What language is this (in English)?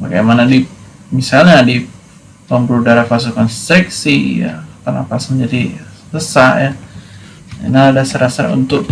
Indonesian